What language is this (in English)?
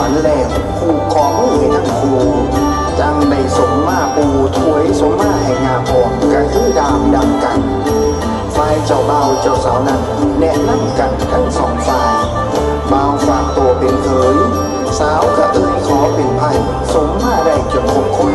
Thai